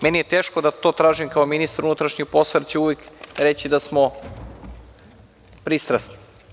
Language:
Serbian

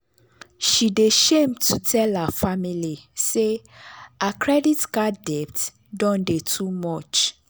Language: Nigerian Pidgin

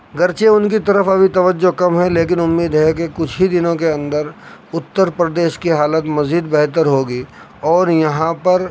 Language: Urdu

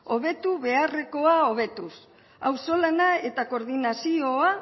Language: Basque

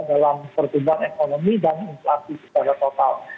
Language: Indonesian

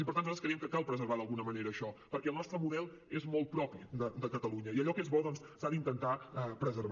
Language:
Catalan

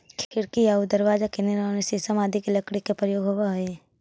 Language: Magahi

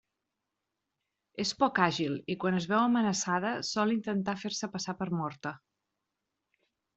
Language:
Catalan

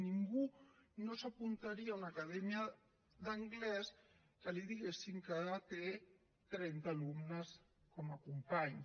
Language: Catalan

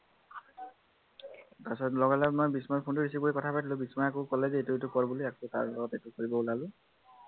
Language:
Assamese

